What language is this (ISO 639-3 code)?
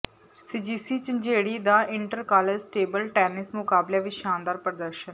pan